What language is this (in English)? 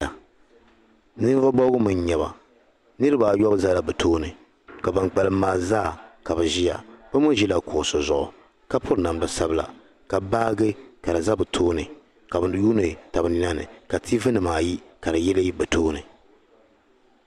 Dagbani